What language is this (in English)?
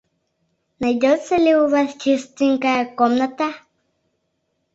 Mari